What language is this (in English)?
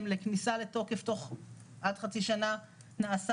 Hebrew